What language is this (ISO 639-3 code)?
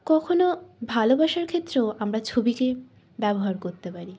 ben